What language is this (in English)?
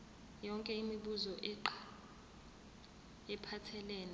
Zulu